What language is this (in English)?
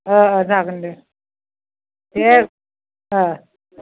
Bodo